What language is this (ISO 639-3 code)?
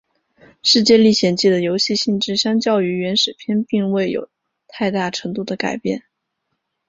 zho